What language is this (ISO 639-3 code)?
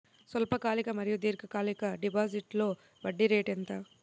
tel